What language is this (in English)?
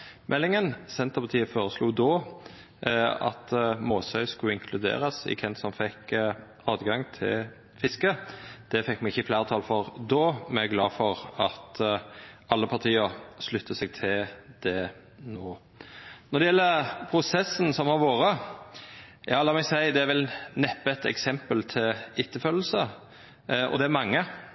Norwegian Nynorsk